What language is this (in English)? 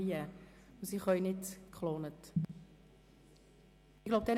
Swiss German